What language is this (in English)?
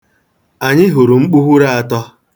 Igbo